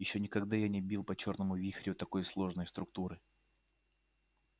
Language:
Russian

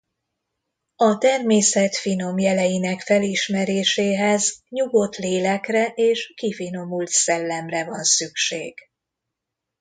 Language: Hungarian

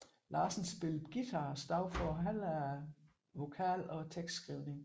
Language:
Danish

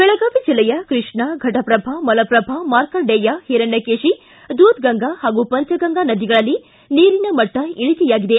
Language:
Kannada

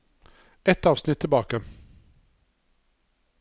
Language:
Norwegian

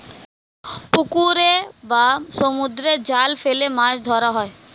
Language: Bangla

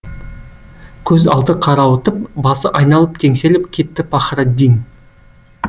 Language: Kazakh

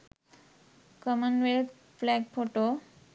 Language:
Sinhala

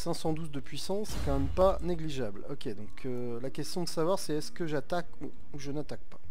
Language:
French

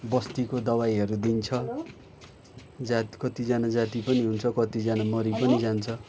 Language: Nepali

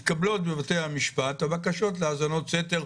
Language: Hebrew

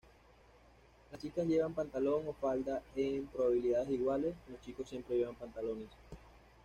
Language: Spanish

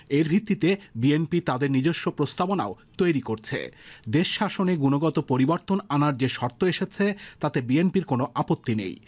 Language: Bangla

